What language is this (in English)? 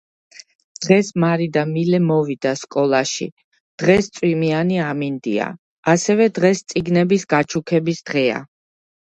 Georgian